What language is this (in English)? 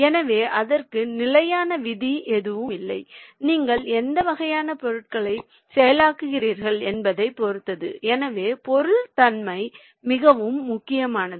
Tamil